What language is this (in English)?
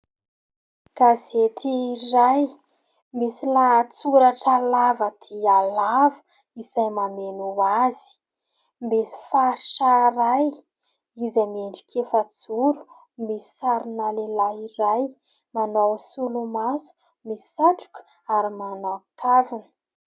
Malagasy